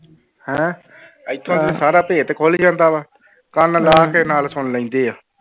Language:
Punjabi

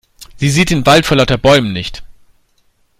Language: German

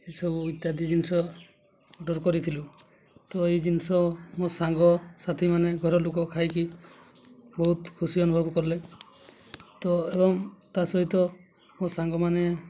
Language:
Odia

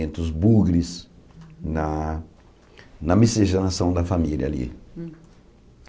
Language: Portuguese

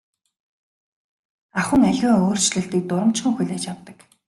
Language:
Mongolian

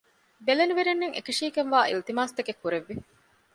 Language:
Divehi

